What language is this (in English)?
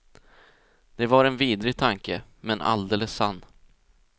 Swedish